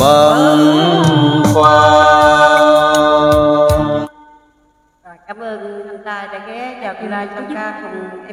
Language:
Vietnamese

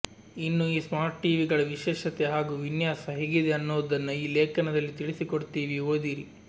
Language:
Kannada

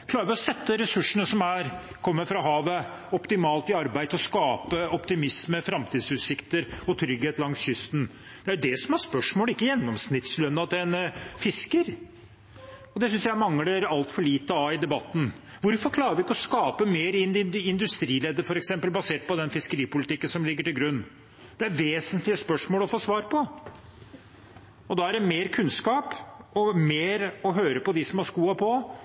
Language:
Norwegian Bokmål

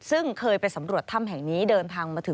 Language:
Thai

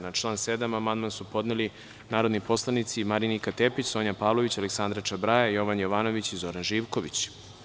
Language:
Serbian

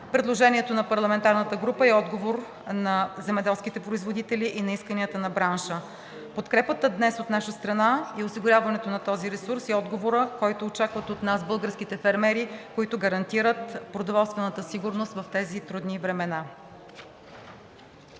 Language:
Bulgarian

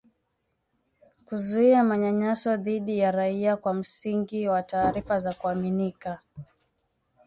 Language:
Swahili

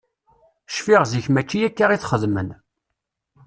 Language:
Kabyle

